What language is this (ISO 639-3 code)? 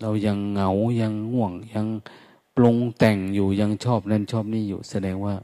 tha